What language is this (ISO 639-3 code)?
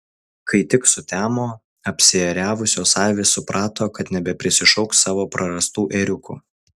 lit